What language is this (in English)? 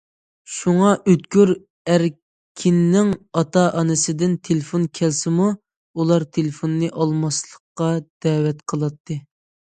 Uyghur